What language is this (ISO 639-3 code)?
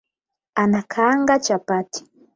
swa